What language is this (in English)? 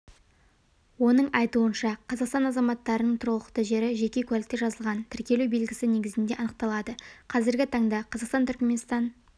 Kazakh